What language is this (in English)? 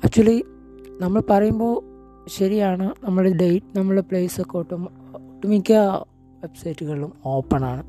Malayalam